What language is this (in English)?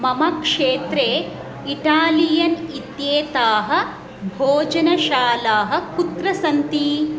Sanskrit